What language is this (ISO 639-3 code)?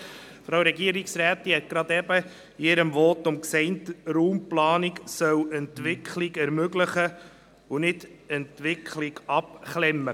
gsw